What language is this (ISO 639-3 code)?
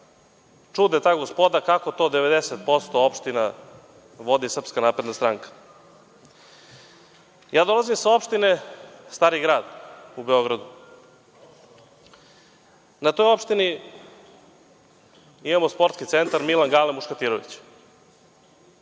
srp